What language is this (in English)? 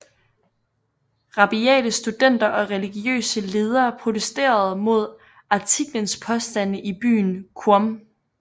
Danish